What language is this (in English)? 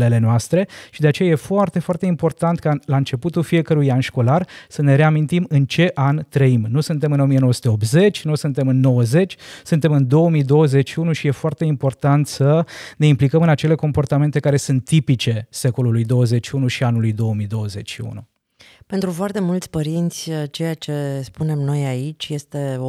Romanian